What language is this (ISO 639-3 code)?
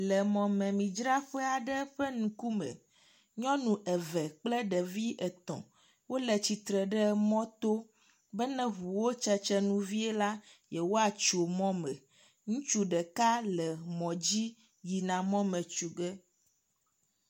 ewe